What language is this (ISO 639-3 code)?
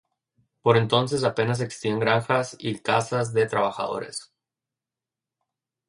spa